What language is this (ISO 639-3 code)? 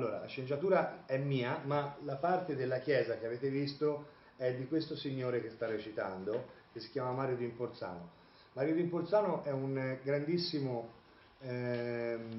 ita